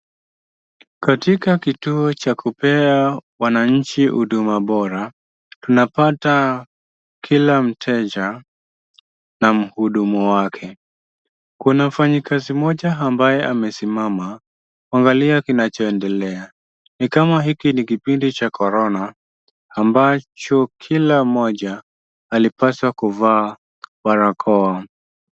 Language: Swahili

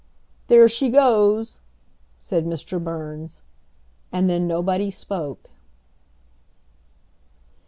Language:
English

